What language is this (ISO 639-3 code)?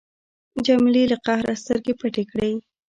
pus